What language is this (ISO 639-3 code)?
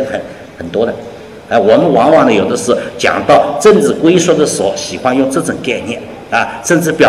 zho